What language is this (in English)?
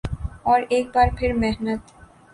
Urdu